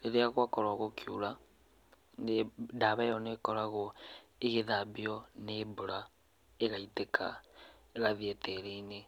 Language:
Kikuyu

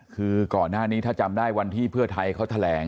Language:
Thai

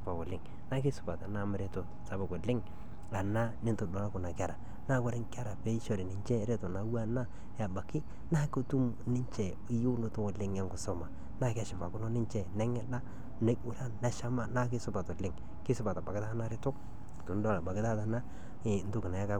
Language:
Masai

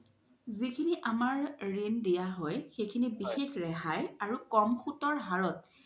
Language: Assamese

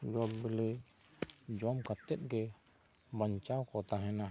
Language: Santali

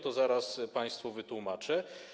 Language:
Polish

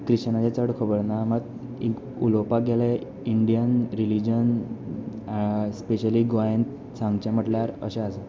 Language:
Konkani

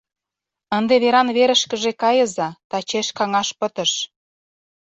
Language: Mari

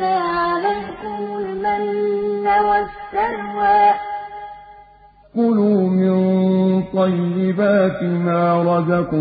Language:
Arabic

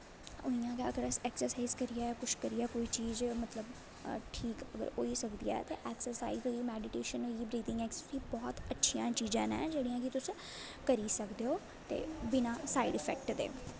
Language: Dogri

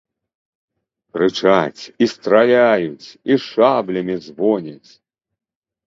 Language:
Belarusian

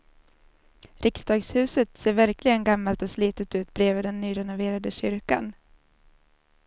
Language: Swedish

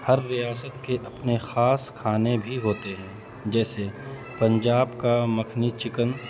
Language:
Urdu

